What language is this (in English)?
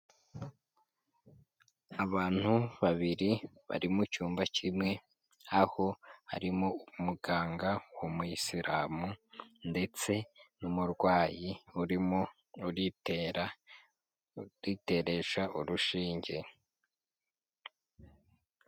Kinyarwanda